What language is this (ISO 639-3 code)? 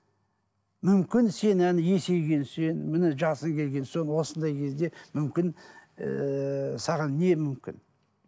kaz